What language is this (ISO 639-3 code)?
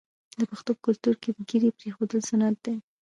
pus